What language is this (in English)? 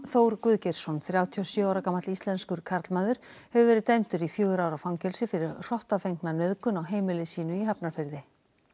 Icelandic